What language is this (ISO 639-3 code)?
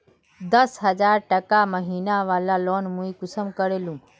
mag